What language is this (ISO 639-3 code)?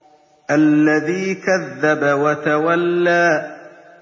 ara